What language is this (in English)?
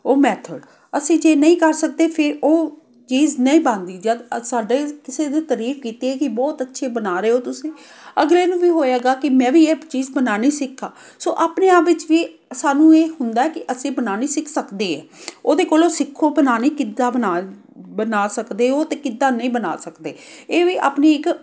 Punjabi